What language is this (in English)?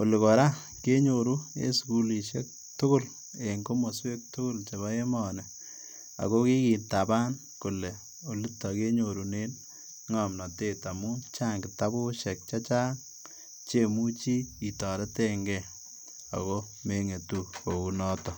Kalenjin